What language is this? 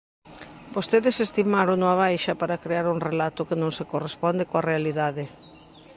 Galician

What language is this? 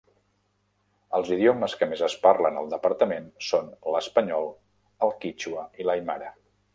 Catalan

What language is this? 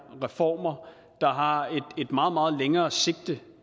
Danish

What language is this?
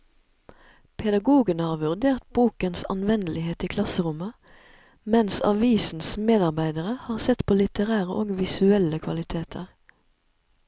Norwegian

